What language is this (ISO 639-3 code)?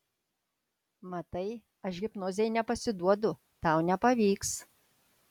lit